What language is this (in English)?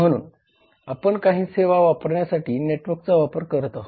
Marathi